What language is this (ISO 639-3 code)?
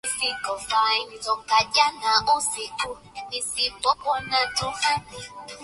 swa